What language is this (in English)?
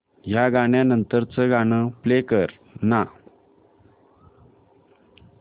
Marathi